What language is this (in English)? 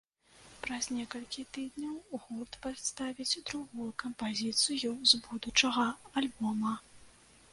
Belarusian